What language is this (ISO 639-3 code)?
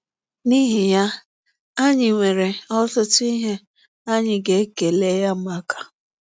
ibo